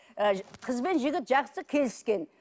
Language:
Kazakh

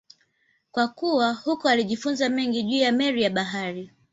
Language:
Swahili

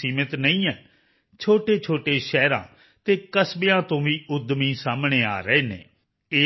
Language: Punjabi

